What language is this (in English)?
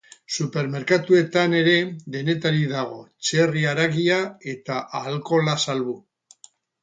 Basque